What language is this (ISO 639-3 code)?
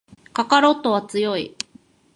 jpn